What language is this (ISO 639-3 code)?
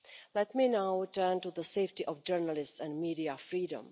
eng